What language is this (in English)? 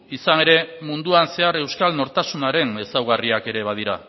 Basque